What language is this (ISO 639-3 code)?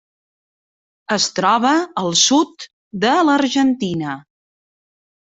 cat